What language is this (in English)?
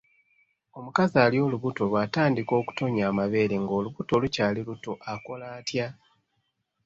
Ganda